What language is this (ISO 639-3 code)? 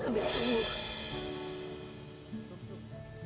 ind